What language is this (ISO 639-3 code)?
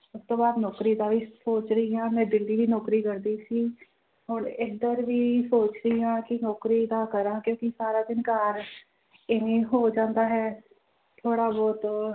pan